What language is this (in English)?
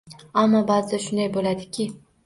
Uzbek